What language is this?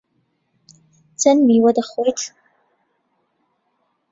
Central Kurdish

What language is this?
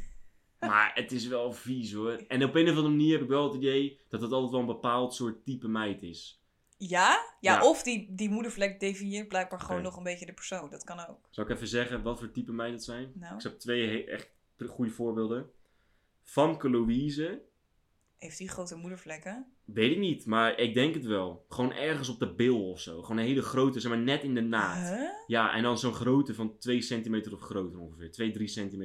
Dutch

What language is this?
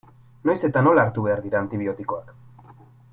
Basque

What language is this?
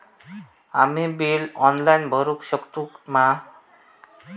Marathi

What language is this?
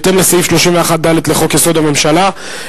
Hebrew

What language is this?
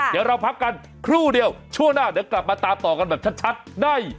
Thai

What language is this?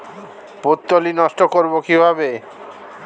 Bangla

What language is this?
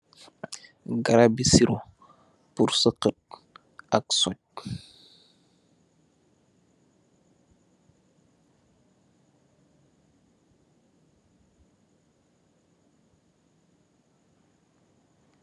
Wolof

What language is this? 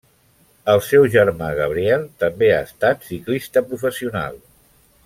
Catalan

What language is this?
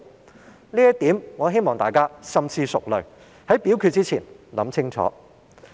Cantonese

